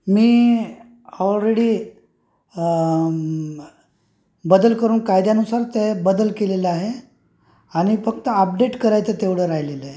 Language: Marathi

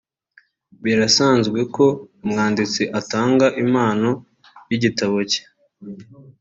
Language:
Kinyarwanda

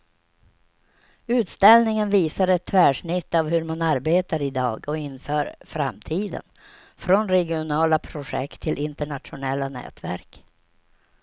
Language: Swedish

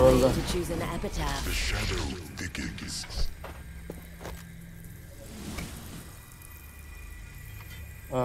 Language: Turkish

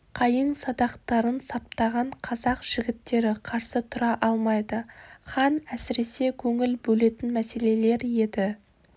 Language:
Kazakh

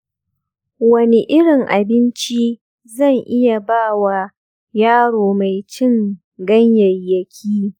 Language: Hausa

